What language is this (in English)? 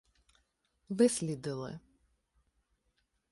Ukrainian